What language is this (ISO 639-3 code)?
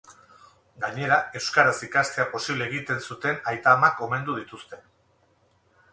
eus